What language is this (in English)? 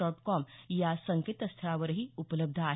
Marathi